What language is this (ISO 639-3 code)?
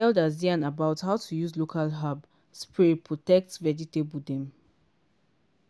pcm